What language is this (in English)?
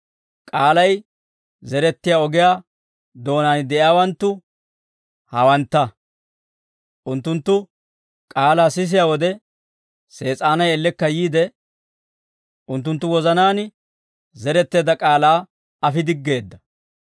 Dawro